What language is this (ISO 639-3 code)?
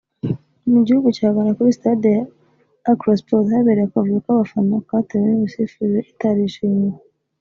kin